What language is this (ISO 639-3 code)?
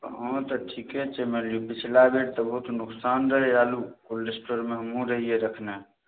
mai